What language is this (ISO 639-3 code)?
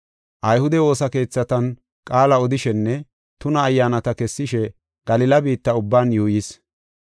gof